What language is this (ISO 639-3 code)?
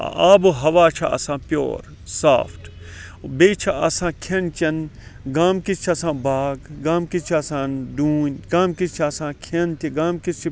kas